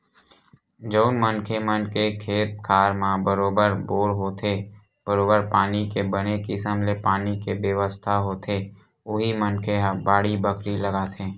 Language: Chhattisgarhi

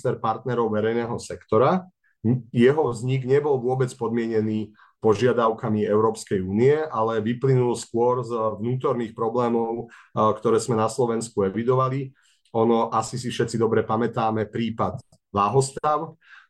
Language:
Slovak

